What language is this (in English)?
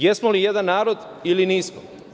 Serbian